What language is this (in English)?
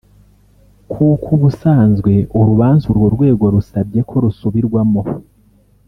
Kinyarwanda